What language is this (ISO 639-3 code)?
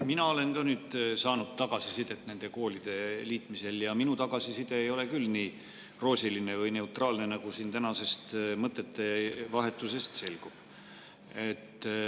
est